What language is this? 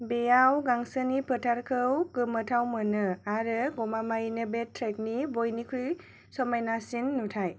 Bodo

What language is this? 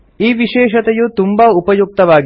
Kannada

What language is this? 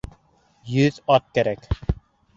Bashkir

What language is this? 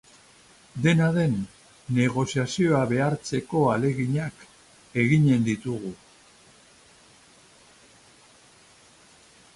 Basque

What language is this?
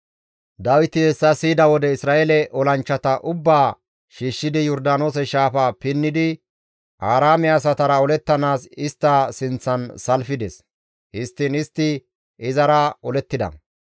Gamo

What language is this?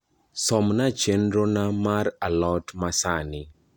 Luo (Kenya and Tanzania)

